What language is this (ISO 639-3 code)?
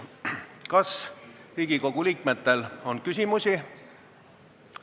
est